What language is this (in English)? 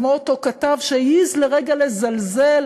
Hebrew